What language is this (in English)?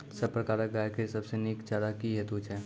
Maithili